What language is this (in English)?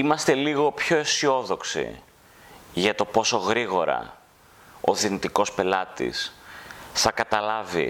Greek